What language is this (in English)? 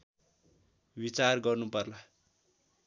Nepali